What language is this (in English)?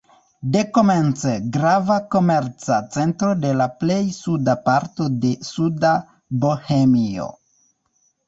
Esperanto